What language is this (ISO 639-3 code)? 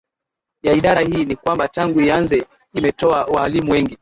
swa